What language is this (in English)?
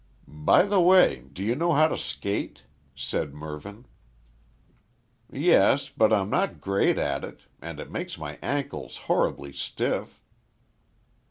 English